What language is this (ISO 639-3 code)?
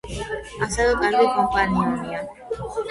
kat